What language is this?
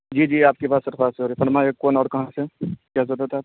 Urdu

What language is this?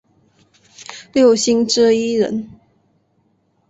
Chinese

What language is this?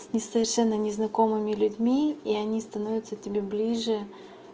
Russian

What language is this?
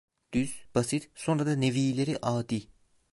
Turkish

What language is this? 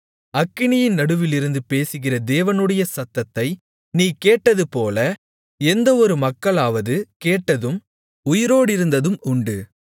Tamil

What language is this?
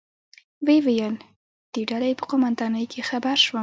Pashto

